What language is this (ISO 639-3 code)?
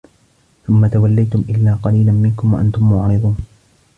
ara